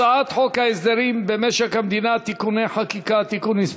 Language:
Hebrew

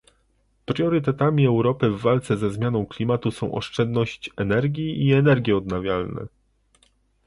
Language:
Polish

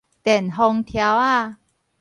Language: Min Nan Chinese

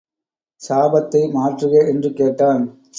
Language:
Tamil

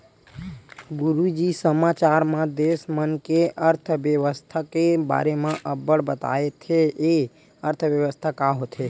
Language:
Chhattisgarhi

